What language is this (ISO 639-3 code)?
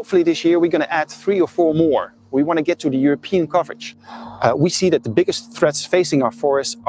nld